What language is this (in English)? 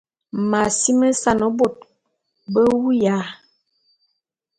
Bulu